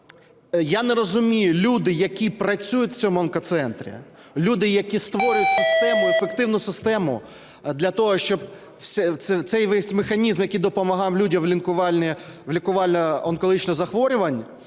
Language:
Ukrainian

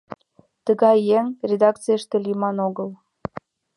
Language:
Mari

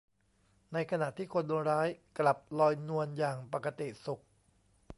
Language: Thai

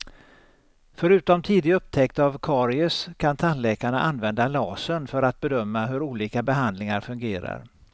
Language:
Swedish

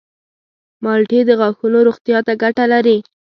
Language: Pashto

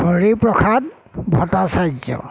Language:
Assamese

